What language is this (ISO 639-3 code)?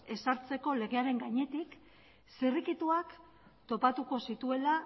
eus